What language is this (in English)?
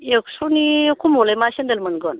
Bodo